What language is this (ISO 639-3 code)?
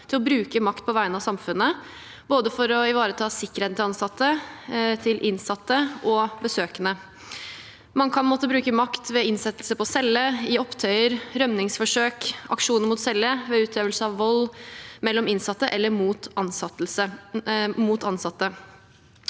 nor